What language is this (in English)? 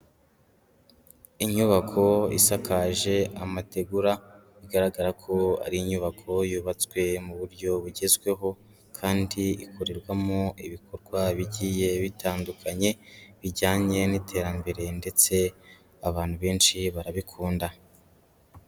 Kinyarwanda